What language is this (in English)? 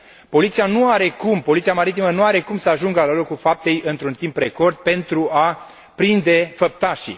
Romanian